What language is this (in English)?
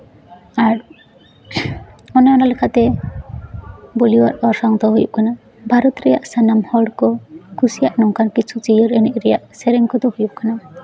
Santali